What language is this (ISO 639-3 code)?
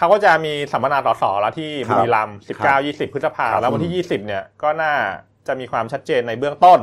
tha